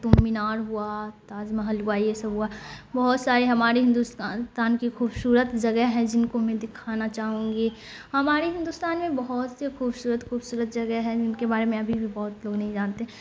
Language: Urdu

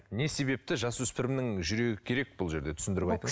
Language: Kazakh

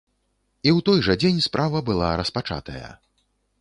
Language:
Belarusian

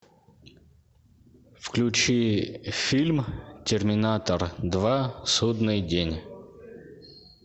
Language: Russian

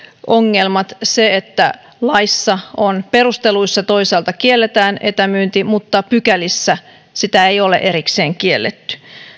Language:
Finnish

